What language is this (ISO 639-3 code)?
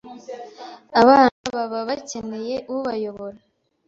kin